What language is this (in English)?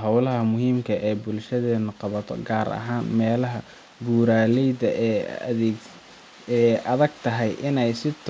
Somali